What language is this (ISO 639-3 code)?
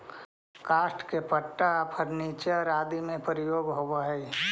mag